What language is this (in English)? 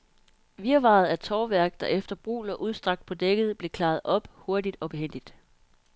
Danish